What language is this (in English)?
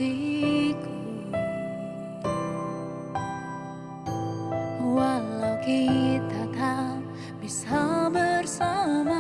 Indonesian